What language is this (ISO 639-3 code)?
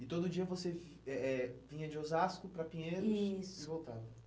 por